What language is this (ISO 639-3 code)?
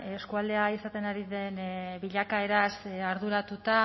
eus